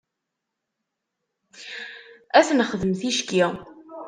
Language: Kabyle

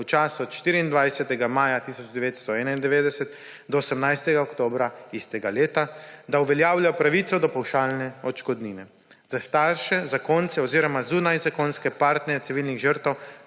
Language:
Slovenian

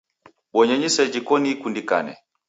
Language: Taita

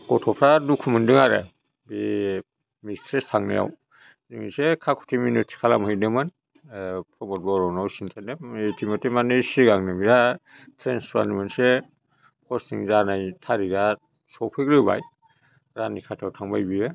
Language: Bodo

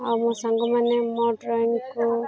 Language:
Odia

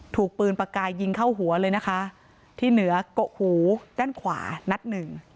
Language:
Thai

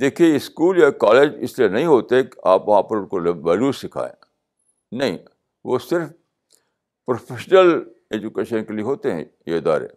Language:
Urdu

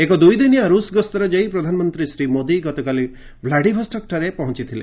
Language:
Odia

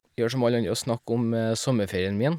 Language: Norwegian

